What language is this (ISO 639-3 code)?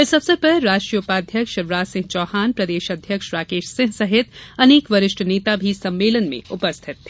hin